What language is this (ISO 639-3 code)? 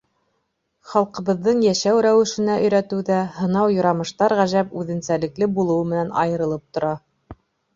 bak